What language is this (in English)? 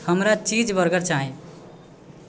Maithili